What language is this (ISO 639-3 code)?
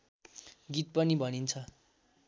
nep